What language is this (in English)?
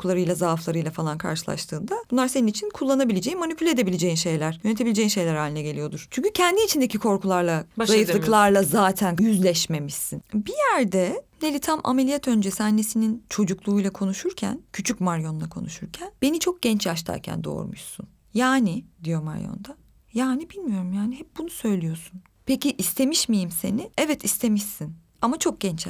Turkish